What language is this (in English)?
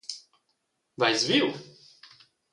Romansh